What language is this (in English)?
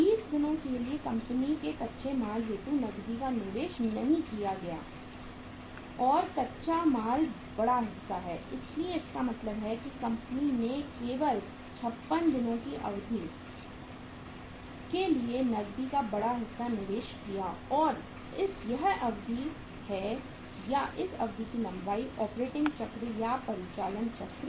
Hindi